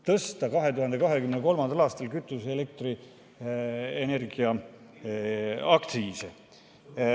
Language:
Estonian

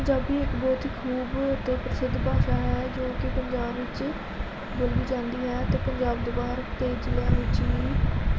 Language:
Punjabi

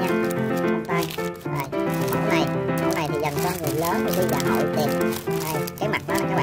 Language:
Vietnamese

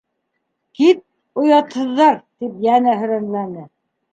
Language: Bashkir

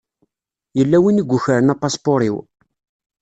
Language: Kabyle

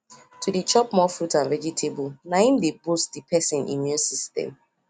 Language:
Nigerian Pidgin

